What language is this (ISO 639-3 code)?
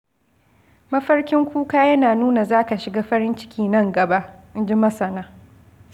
hau